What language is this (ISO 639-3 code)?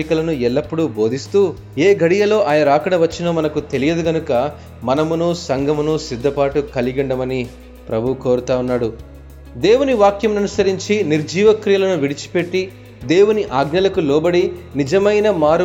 tel